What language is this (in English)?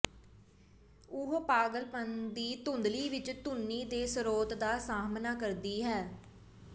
Punjabi